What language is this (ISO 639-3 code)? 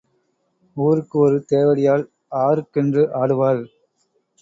tam